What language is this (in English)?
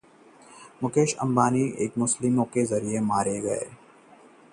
Hindi